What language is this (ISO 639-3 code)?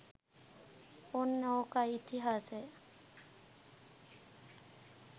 sin